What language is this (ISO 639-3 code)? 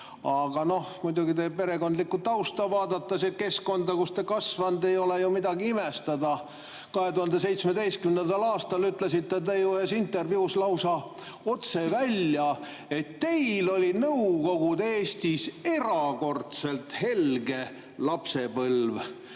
est